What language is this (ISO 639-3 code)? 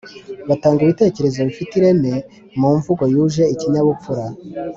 kin